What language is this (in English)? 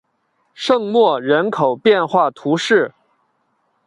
Chinese